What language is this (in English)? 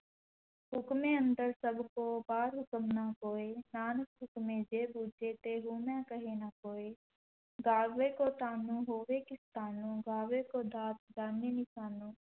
Punjabi